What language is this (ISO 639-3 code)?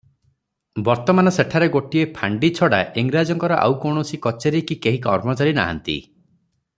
ori